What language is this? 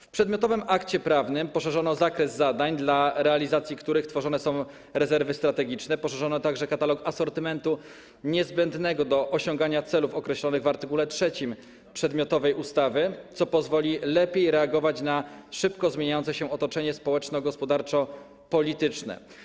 Polish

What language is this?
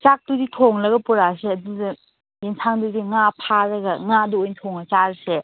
Manipuri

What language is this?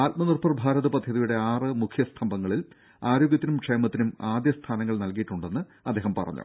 Malayalam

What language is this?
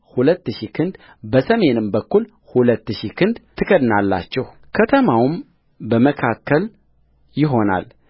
Amharic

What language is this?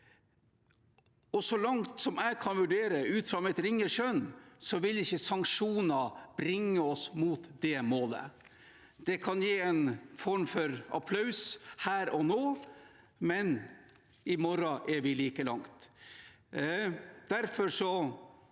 Norwegian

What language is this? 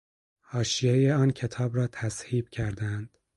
Persian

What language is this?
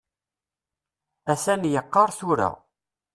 Kabyle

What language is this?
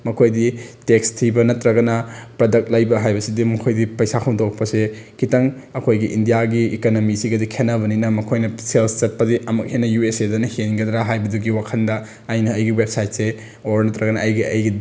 Manipuri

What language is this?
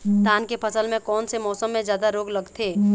Chhattisgarhi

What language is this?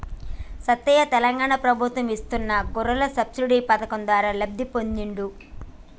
Telugu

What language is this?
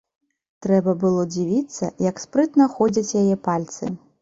Belarusian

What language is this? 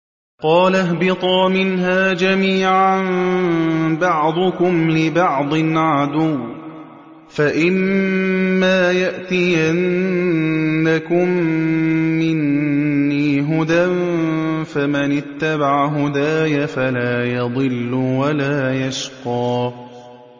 Arabic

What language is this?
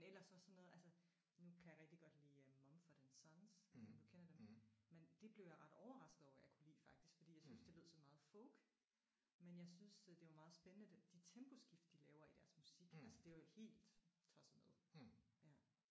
Danish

